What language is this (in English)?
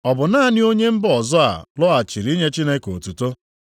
Igbo